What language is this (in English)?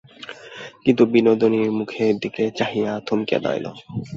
Bangla